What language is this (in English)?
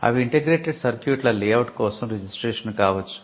Telugu